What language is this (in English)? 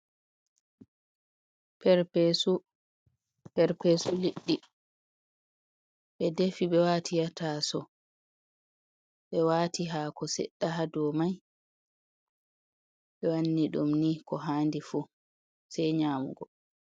Fula